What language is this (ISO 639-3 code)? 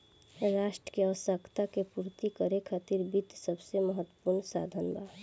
bho